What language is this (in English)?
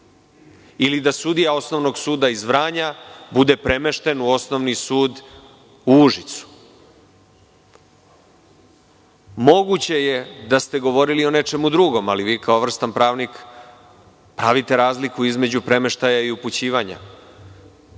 Serbian